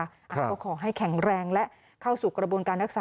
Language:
Thai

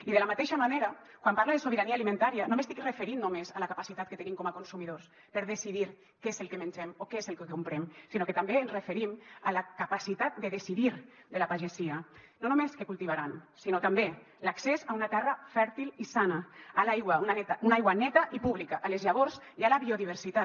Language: Catalan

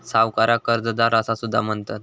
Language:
Marathi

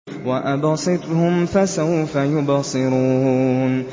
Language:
Arabic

